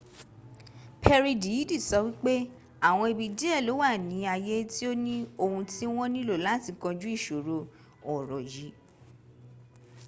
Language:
Yoruba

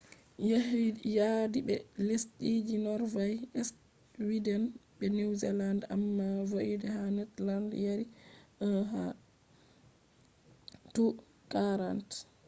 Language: Fula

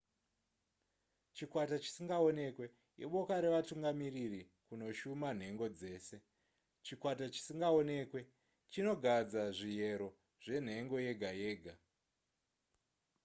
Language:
Shona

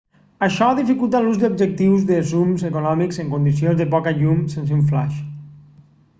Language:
Catalan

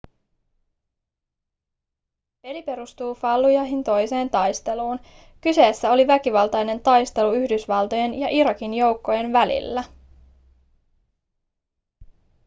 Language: Finnish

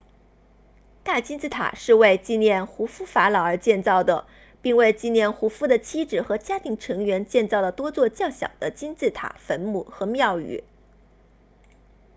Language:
Chinese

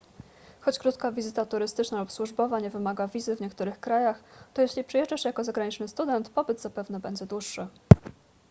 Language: Polish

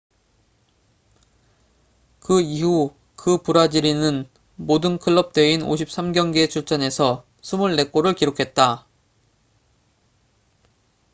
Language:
Korean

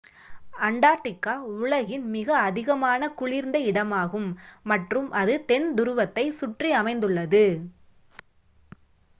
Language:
Tamil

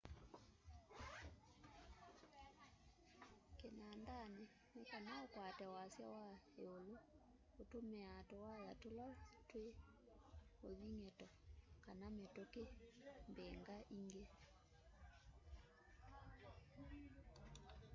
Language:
Kamba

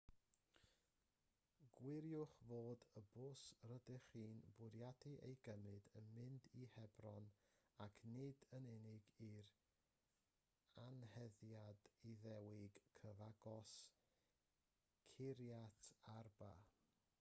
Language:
Welsh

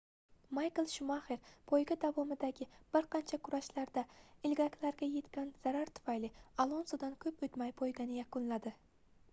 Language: Uzbek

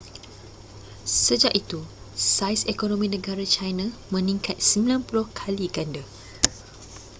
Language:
Malay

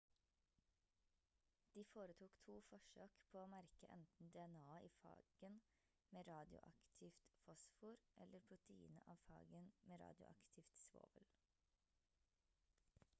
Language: Norwegian Bokmål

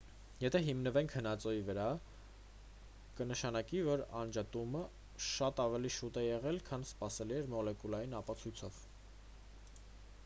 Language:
Armenian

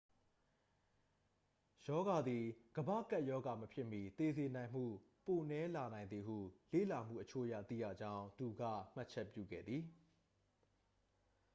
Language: Burmese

